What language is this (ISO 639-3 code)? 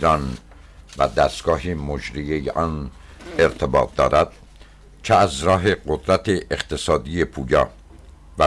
fas